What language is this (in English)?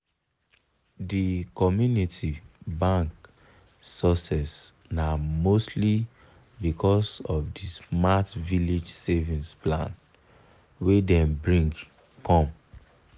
Nigerian Pidgin